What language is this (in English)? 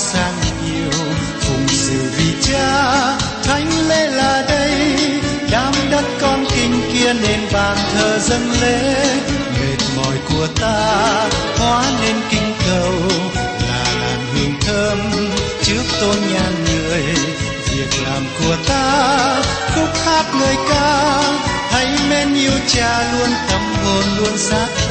Vietnamese